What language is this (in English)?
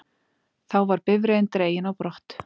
Icelandic